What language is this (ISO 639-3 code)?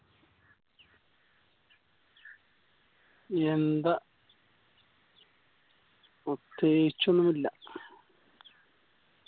mal